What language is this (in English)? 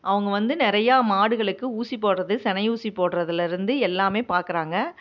Tamil